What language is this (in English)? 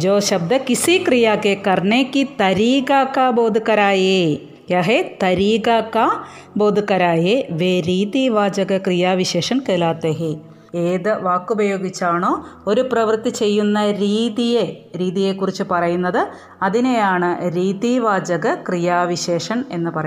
Malayalam